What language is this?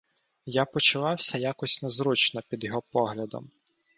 Ukrainian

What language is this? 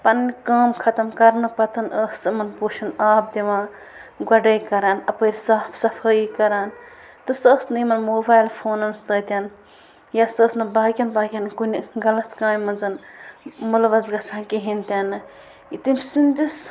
Kashmiri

